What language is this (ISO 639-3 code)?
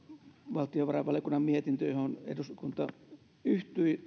fin